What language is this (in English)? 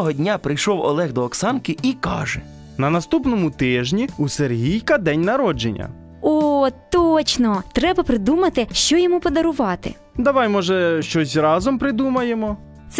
Ukrainian